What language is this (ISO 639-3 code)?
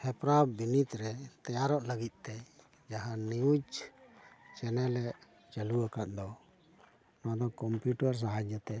sat